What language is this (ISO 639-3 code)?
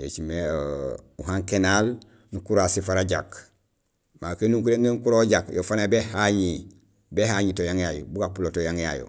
gsl